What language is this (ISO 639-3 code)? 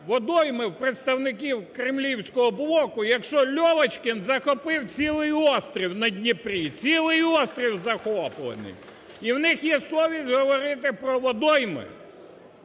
ukr